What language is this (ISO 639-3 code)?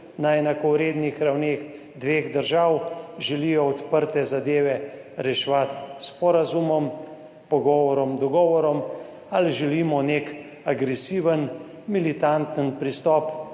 slv